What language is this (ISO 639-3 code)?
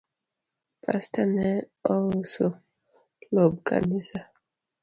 luo